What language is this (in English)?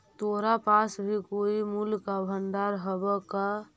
Magahi